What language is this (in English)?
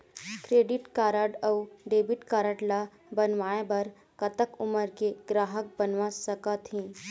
Chhattisgarhi